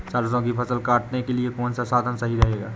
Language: Hindi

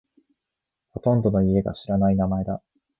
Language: Japanese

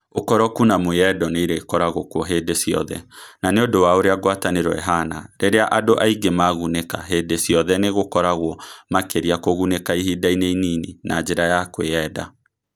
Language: Kikuyu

